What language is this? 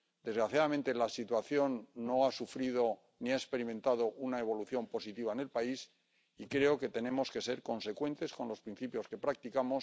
Spanish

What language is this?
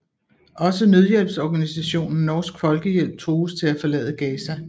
Danish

